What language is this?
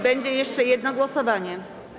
Polish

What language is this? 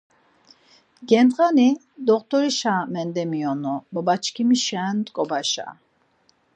Laz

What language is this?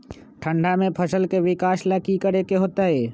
Magahi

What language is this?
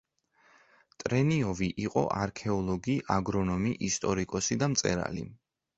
Georgian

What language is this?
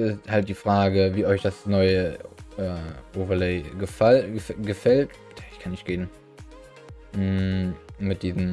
German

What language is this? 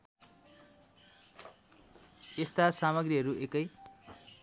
Nepali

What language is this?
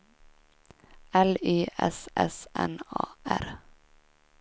Swedish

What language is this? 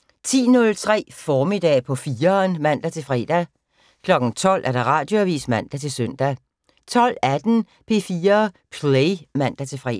Danish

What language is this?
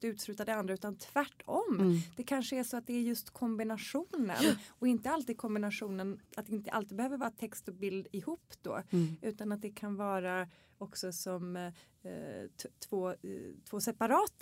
Swedish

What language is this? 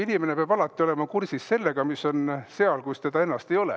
Estonian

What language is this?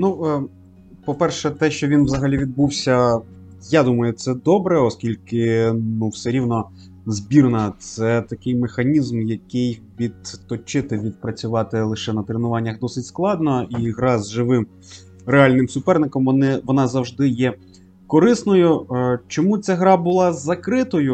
Ukrainian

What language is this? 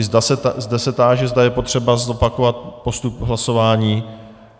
Czech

